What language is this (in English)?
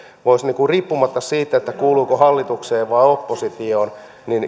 Finnish